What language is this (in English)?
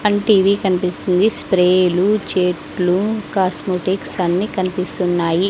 Telugu